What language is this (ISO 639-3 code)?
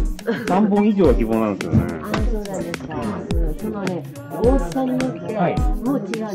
jpn